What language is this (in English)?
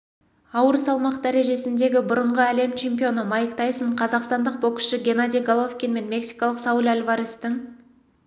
Kazakh